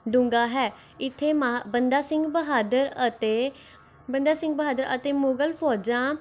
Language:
Punjabi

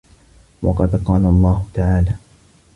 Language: Arabic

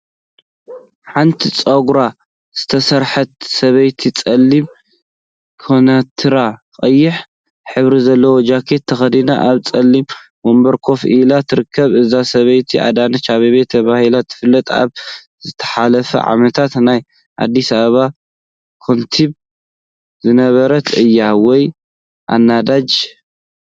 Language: Tigrinya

